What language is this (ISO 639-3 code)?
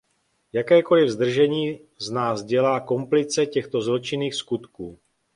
ces